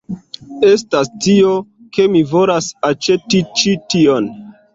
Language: Esperanto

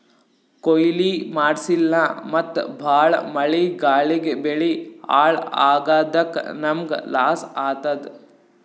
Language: Kannada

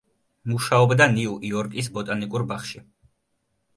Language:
Georgian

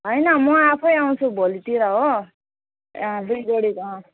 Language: Nepali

